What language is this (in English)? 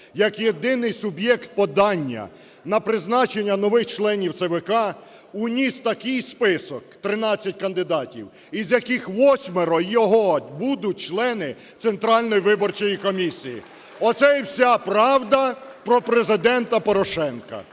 Ukrainian